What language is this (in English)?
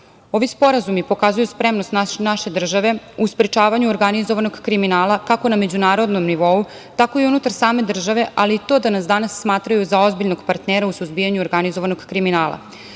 Serbian